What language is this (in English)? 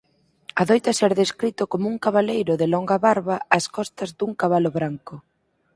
Galician